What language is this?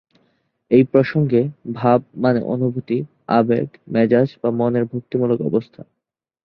Bangla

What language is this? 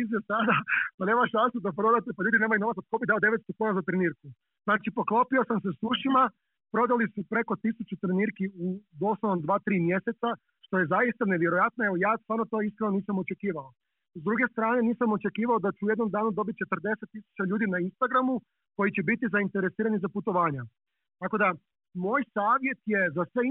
Croatian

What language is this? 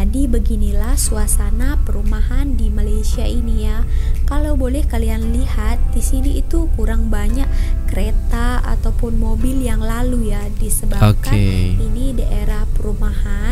Indonesian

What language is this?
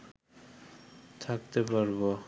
Bangla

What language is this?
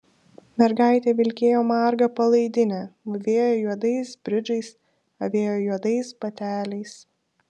Lithuanian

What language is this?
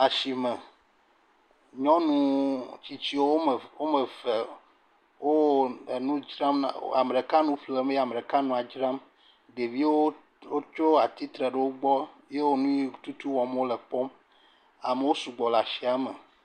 Ewe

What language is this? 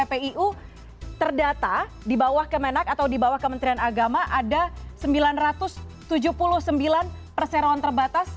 Indonesian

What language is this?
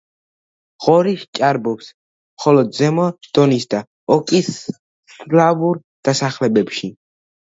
Georgian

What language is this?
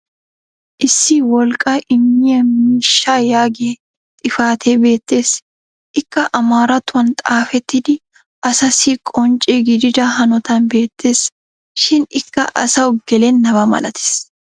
Wolaytta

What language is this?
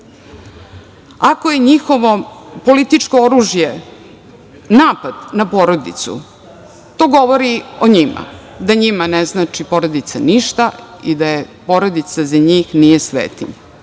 Serbian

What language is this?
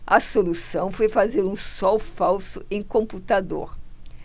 Portuguese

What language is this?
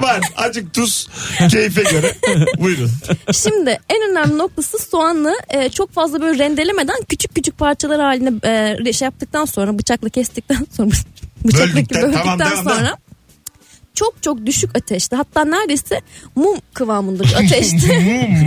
Turkish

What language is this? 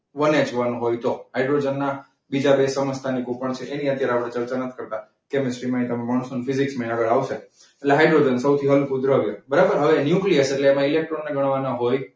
Gujarati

